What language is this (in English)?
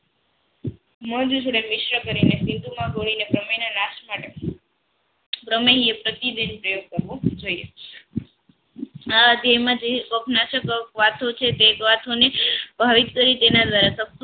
Gujarati